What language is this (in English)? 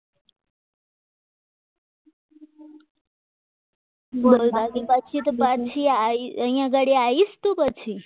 Gujarati